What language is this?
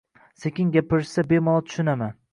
Uzbek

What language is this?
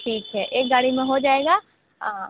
Hindi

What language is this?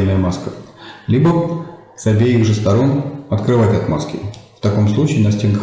Russian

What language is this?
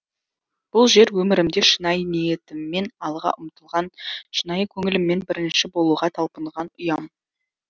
Kazakh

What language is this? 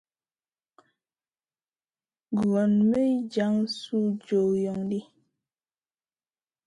Masana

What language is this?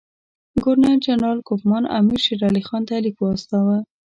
Pashto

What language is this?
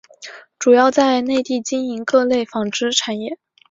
Chinese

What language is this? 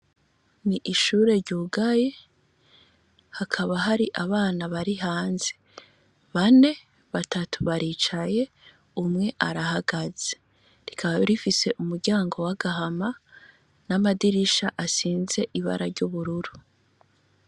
Rundi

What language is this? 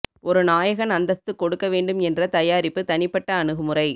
Tamil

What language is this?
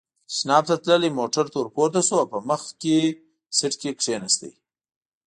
Pashto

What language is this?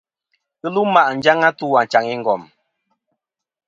Kom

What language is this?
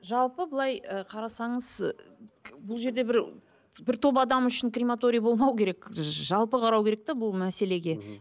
Kazakh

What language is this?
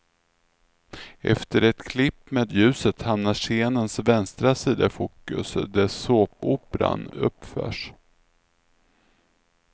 Swedish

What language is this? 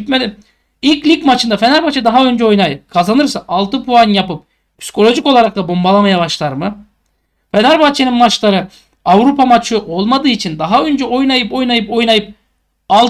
Turkish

